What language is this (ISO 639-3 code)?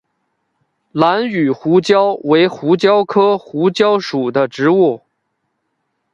zho